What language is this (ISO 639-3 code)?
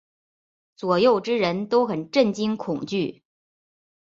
zho